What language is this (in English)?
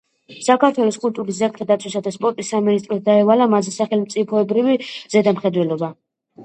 Georgian